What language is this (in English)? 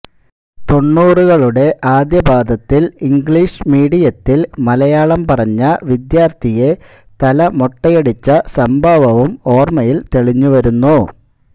Malayalam